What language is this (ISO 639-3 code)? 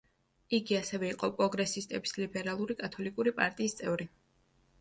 kat